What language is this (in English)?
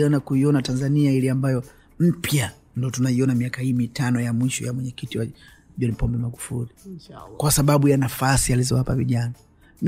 Swahili